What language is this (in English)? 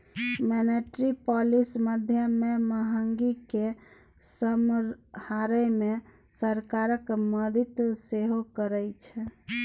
Maithili